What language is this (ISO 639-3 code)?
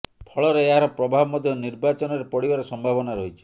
ori